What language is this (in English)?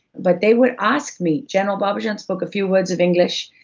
English